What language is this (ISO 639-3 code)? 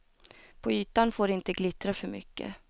swe